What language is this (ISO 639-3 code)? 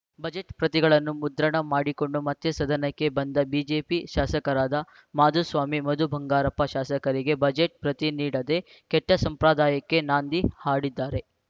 kan